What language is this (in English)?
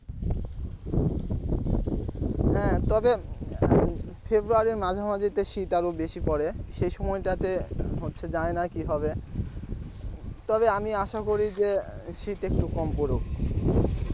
Bangla